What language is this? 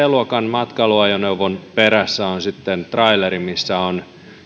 Finnish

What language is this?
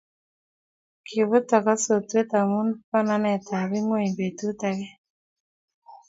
Kalenjin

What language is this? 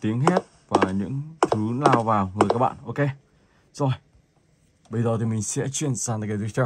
Vietnamese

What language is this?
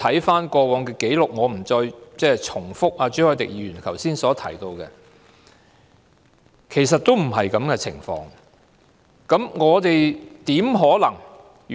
Cantonese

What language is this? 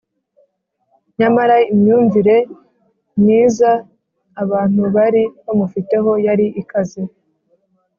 Kinyarwanda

